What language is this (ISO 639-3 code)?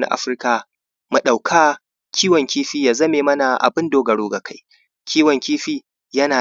hau